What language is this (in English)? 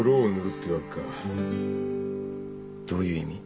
Japanese